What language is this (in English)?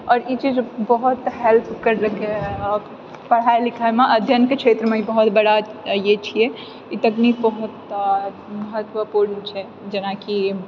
Maithili